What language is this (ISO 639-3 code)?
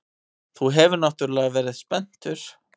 isl